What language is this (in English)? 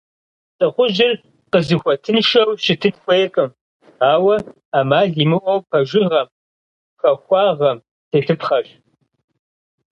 Kabardian